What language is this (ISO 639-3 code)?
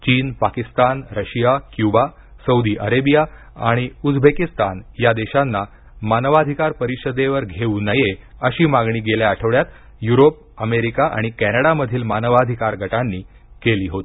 mar